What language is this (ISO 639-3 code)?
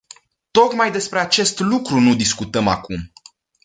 ron